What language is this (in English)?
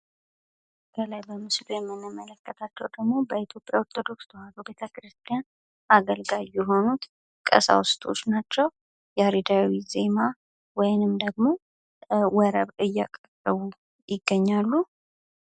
Amharic